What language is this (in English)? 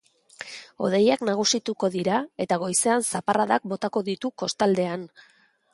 Basque